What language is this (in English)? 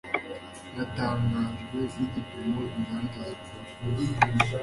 Kinyarwanda